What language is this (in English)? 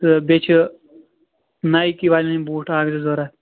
Kashmiri